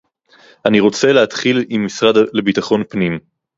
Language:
Hebrew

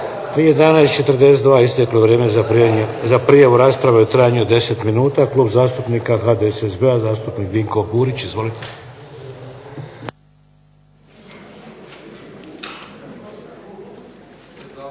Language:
Croatian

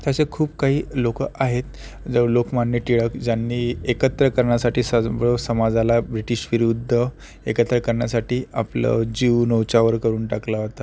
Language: Marathi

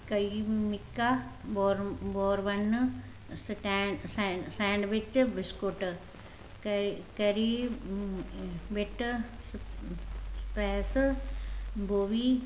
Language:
Punjabi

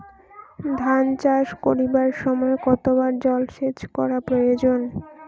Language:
Bangla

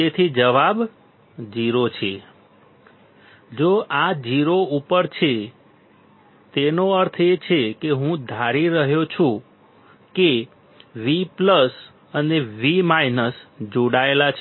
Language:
Gujarati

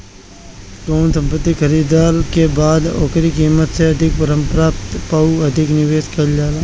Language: Bhojpuri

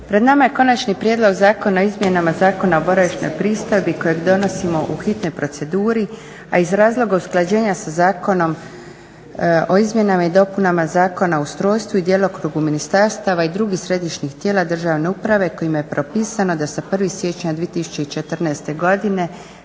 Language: Croatian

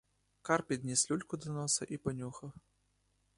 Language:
Ukrainian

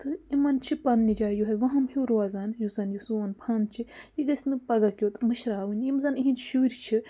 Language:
Kashmiri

